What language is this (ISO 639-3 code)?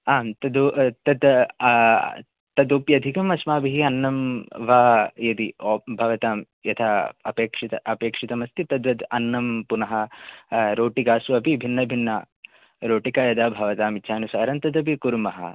san